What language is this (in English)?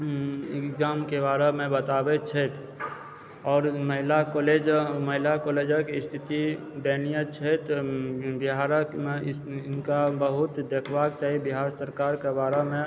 Maithili